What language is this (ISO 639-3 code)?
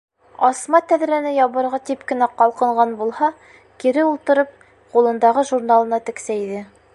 bak